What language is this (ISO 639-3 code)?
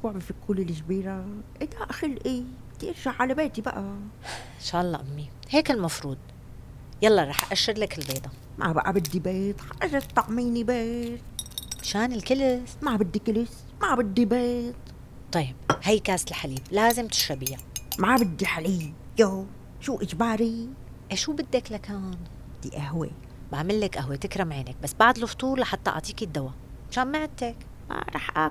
ara